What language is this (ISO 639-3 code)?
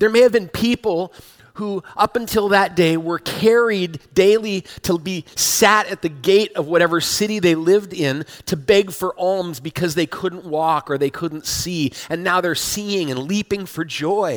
eng